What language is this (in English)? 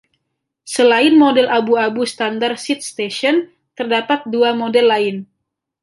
Indonesian